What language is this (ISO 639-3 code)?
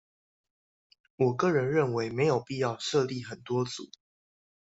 zho